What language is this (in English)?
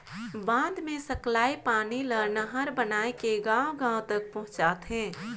Chhattisgarhi